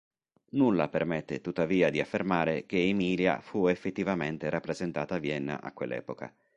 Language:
Italian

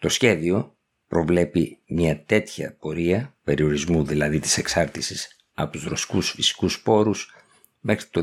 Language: Greek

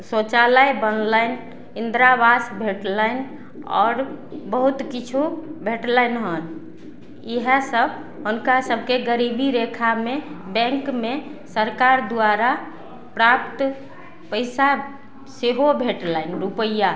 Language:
Maithili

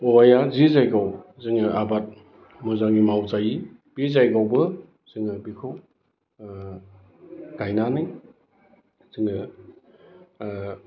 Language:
Bodo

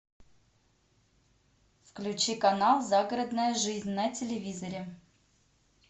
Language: Russian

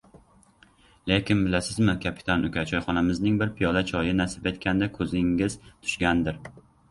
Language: Uzbek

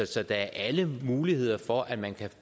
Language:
Danish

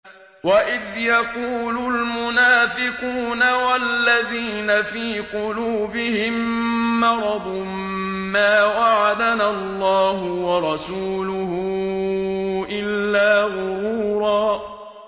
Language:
Arabic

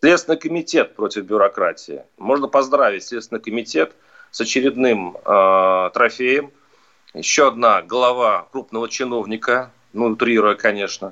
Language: Russian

